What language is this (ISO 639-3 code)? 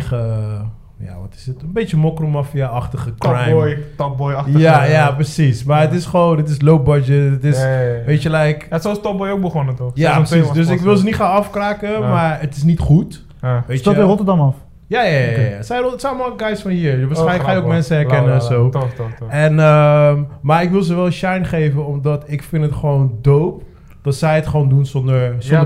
nld